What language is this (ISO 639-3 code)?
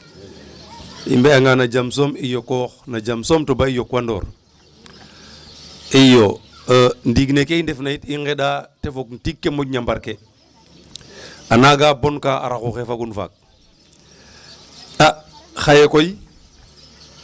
srr